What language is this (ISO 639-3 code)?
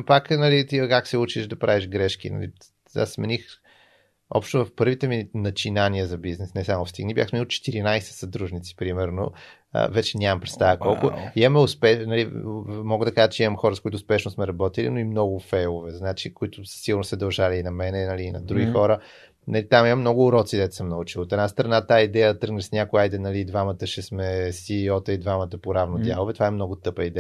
bul